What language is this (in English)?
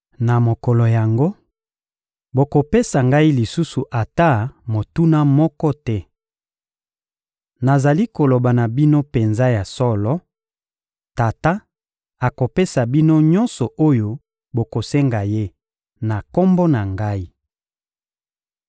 Lingala